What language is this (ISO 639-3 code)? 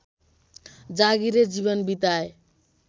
nep